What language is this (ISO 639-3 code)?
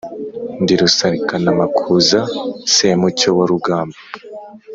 kin